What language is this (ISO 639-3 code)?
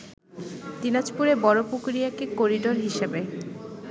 ben